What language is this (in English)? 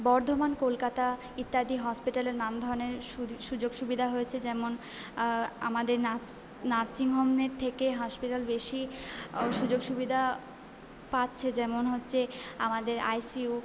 Bangla